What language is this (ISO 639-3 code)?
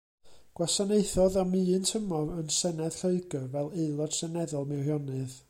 cym